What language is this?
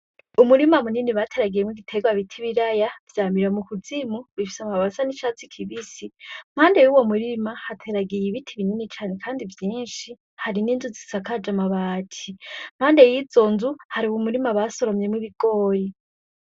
Rundi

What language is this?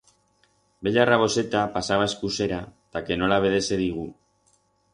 Aragonese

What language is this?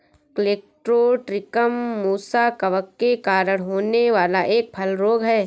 Hindi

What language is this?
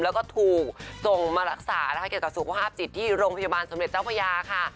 Thai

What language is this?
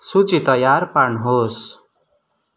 Nepali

